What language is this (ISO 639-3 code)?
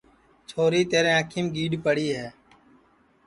ssi